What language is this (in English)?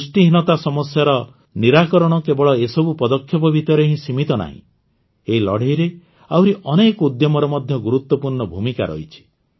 Odia